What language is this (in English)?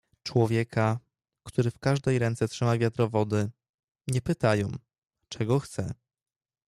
Polish